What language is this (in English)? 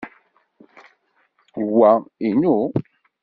Kabyle